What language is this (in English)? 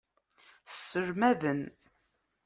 Kabyle